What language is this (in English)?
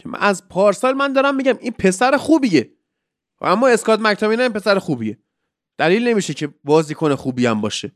Persian